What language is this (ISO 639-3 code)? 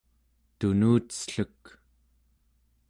esu